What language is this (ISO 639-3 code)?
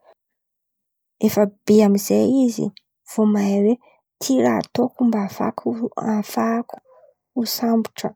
xmv